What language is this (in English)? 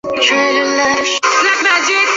Chinese